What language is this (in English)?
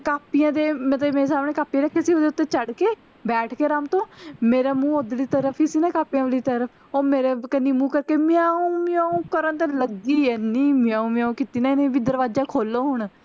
Punjabi